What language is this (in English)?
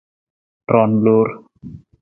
Nawdm